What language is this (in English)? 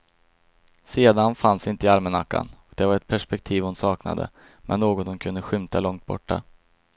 Swedish